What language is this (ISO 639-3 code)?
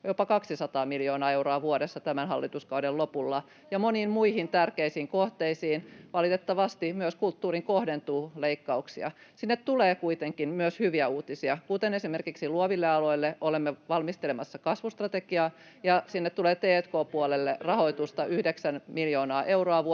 fin